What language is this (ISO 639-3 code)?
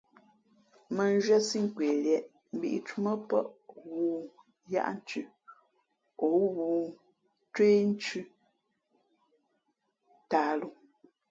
fmp